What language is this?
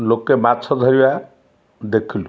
Odia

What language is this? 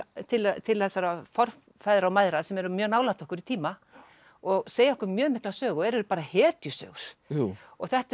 Icelandic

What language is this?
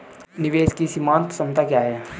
Hindi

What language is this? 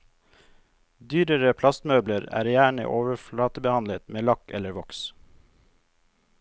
Norwegian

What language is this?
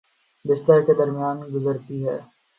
Urdu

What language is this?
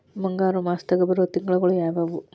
Kannada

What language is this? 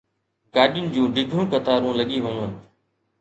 Sindhi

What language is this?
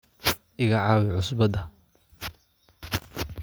Somali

